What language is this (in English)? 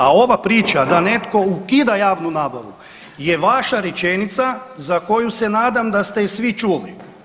Croatian